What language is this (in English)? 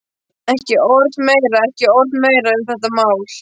Icelandic